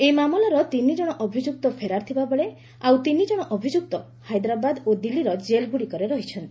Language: Odia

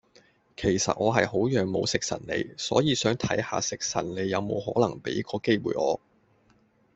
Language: Cantonese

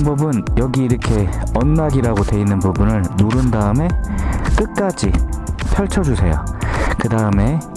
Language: Korean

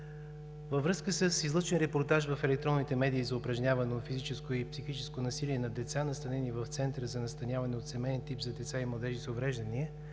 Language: Bulgarian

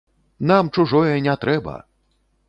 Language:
Belarusian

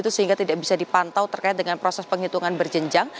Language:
Indonesian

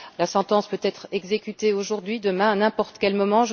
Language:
French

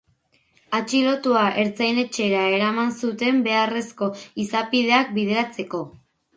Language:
Basque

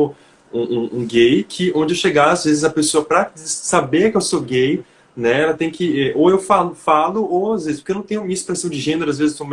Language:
Portuguese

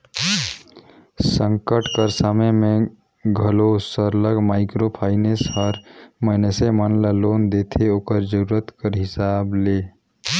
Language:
Chhattisgarhi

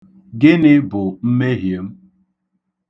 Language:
Igbo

